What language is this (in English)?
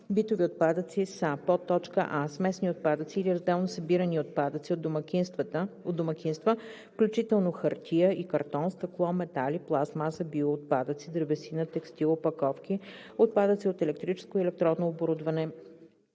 Bulgarian